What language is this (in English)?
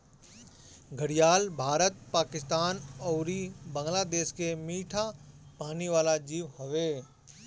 Bhojpuri